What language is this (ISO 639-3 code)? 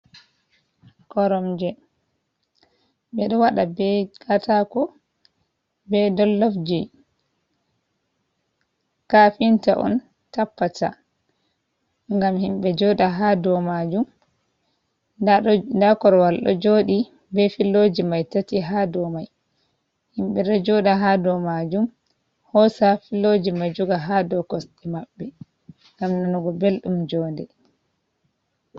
ful